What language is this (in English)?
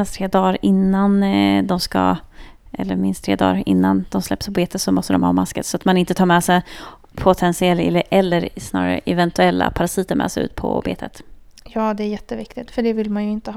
Swedish